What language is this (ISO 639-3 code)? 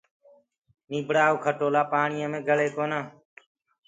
ggg